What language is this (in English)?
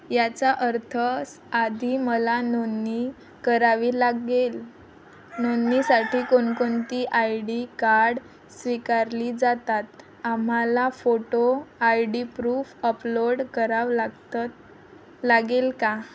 Marathi